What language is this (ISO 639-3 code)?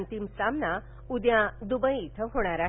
mar